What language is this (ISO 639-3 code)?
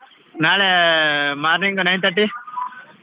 kan